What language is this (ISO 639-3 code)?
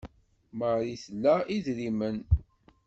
kab